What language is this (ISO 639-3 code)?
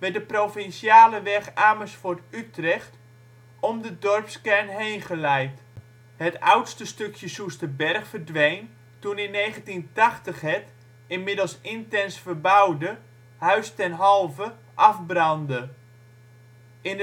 nld